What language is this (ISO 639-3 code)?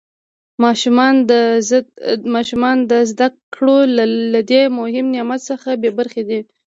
pus